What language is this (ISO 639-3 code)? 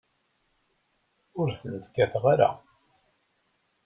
kab